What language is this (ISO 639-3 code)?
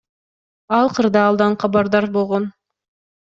kir